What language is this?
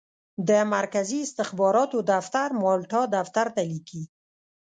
Pashto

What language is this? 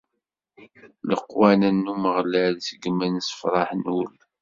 Kabyle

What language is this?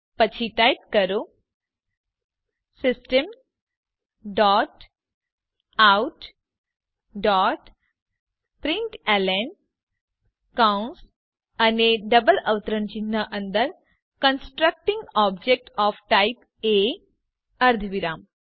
Gujarati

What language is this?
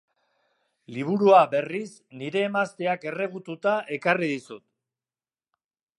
Basque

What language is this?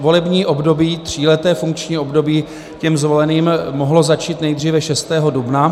Czech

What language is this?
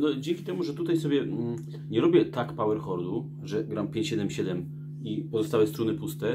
Polish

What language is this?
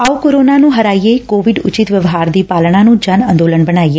Punjabi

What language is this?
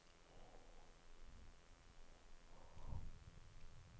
Norwegian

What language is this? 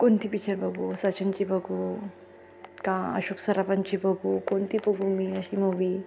Marathi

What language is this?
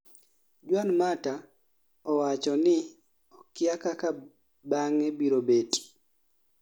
Luo (Kenya and Tanzania)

